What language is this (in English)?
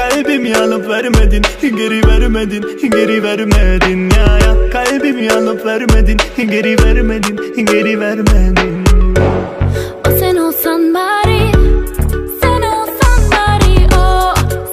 Dutch